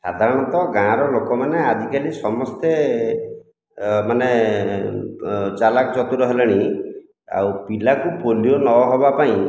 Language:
Odia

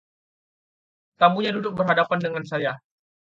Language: Indonesian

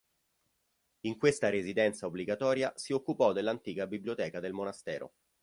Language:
Italian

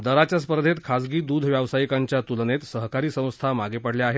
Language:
Marathi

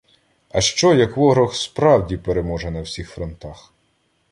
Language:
Ukrainian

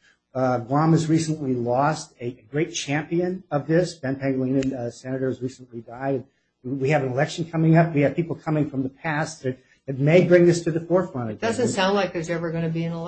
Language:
English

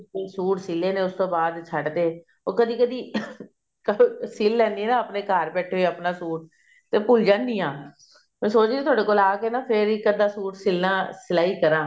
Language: Punjabi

